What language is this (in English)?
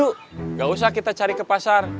Indonesian